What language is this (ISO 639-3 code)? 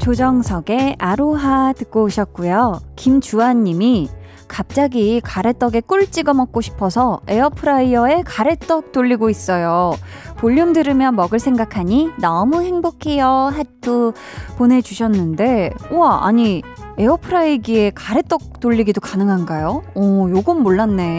kor